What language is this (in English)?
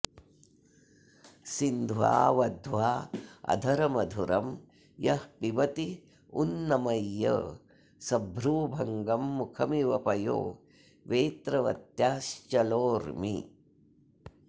Sanskrit